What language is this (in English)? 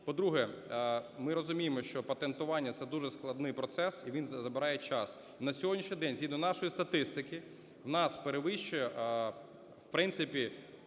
Ukrainian